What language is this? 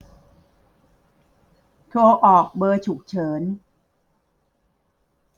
Thai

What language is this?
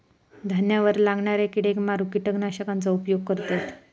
Marathi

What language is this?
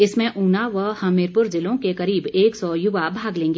Hindi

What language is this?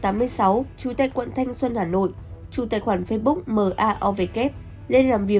Vietnamese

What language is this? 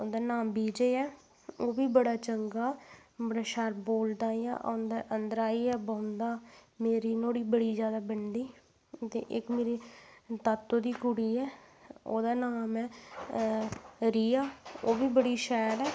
Dogri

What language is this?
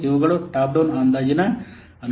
Kannada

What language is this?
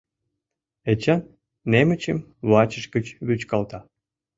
Mari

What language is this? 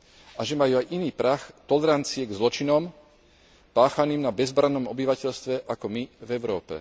Slovak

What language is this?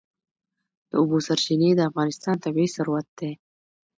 Pashto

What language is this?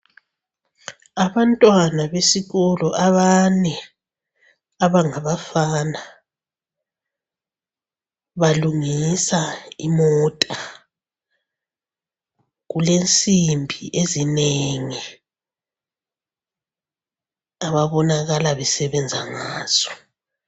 North Ndebele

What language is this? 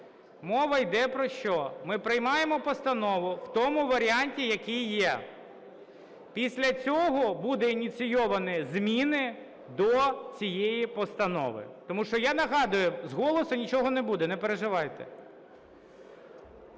Ukrainian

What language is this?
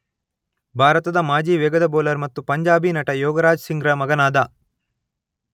Kannada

